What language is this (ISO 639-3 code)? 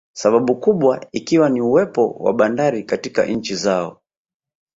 swa